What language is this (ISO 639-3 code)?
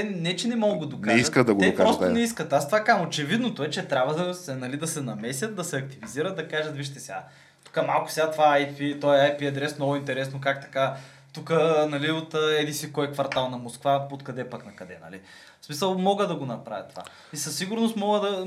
bul